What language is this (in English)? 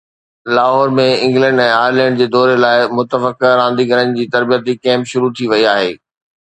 Sindhi